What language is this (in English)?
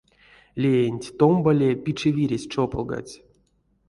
Erzya